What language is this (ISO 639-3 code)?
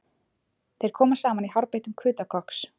isl